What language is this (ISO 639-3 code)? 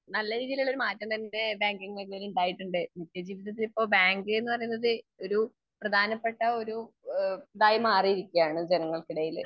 mal